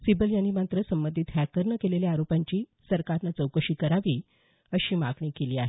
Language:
Marathi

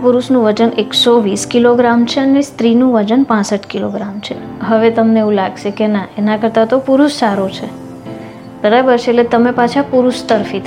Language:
Gujarati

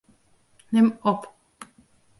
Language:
Western Frisian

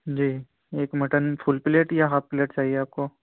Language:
Urdu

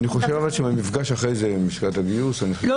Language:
Hebrew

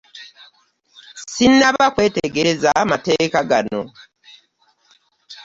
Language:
Ganda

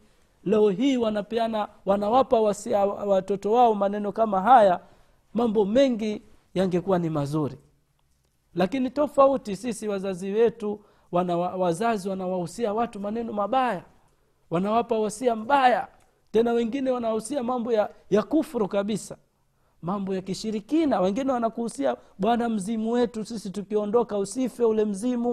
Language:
Swahili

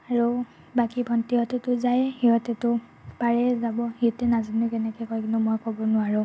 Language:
Assamese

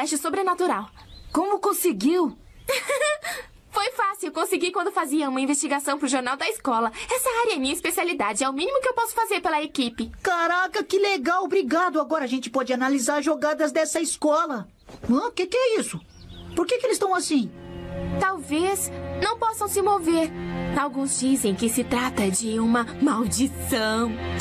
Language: Portuguese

